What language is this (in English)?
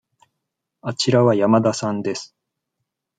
Japanese